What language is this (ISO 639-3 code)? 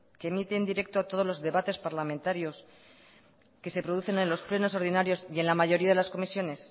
spa